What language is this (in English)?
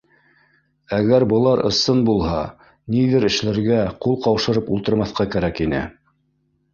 Bashkir